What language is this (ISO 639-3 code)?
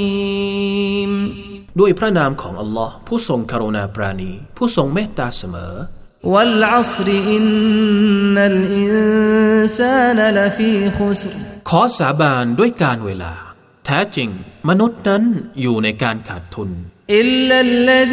tha